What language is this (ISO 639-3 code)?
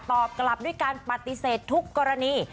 tha